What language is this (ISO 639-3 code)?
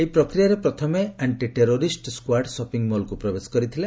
ori